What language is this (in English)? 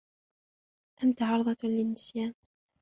Arabic